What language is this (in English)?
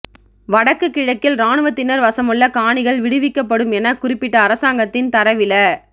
Tamil